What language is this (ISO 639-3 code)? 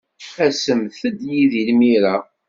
kab